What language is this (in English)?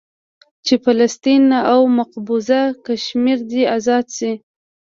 Pashto